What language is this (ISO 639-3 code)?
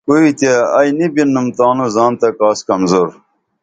dml